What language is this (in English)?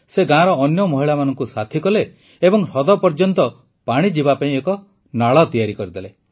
Odia